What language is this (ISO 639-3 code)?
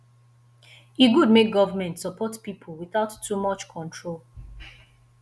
pcm